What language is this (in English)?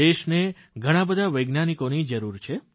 Gujarati